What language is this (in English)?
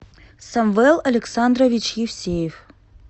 Russian